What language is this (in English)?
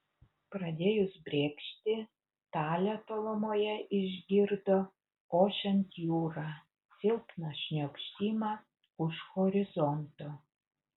Lithuanian